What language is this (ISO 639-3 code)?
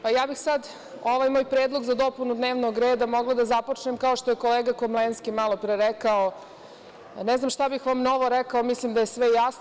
srp